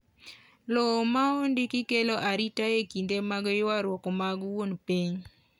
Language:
Luo (Kenya and Tanzania)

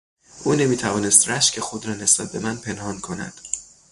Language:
Persian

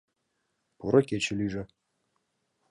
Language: Mari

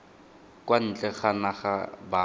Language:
Tswana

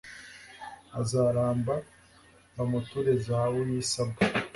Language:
Kinyarwanda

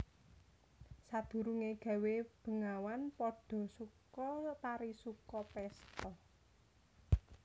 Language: Javanese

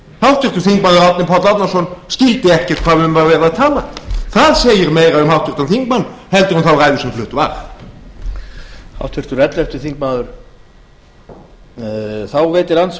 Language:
Icelandic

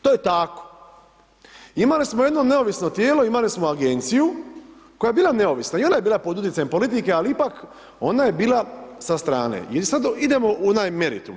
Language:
Croatian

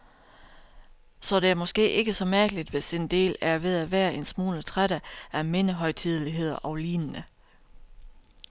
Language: Danish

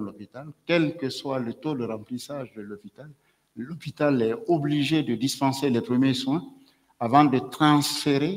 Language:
French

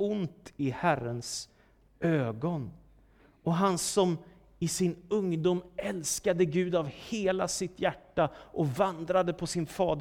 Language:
Swedish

